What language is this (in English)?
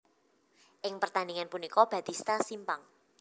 Javanese